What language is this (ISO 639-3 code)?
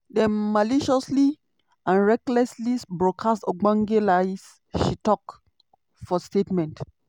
pcm